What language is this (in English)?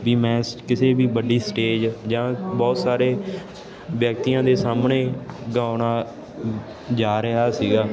Punjabi